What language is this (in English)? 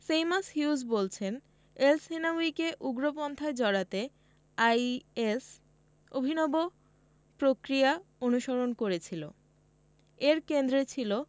Bangla